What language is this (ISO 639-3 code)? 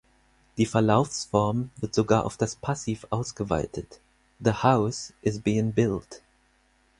deu